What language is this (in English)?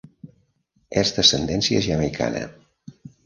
Catalan